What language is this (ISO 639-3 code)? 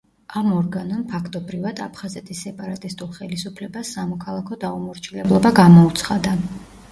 kat